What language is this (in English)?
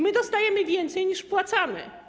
Polish